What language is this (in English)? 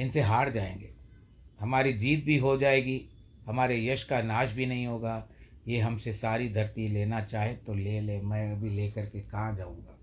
Hindi